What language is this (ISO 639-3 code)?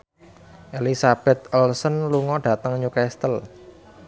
jav